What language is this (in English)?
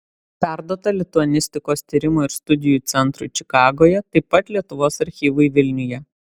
Lithuanian